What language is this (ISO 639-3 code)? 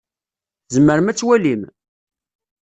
kab